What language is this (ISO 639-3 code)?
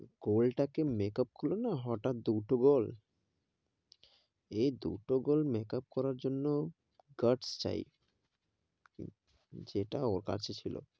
ben